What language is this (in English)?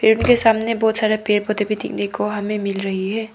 Hindi